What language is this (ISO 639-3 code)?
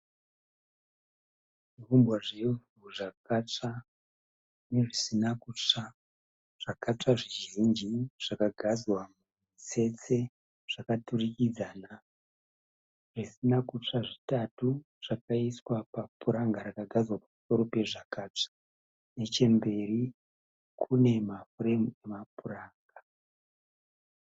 sna